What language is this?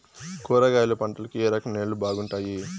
Telugu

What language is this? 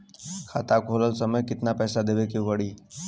Bhojpuri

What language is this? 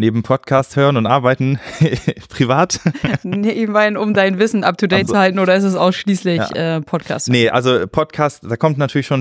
German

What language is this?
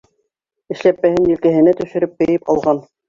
Bashkir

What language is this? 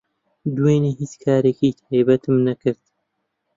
Central Kurdish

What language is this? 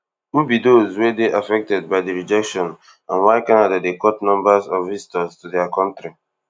Nigerian Pidgin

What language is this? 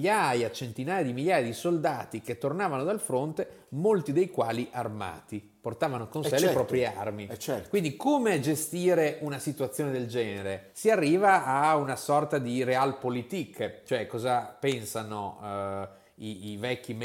Italian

